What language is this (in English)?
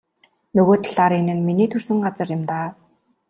Mongolian